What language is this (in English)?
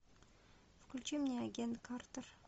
Russian